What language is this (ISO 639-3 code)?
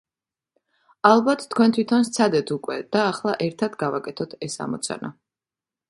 kat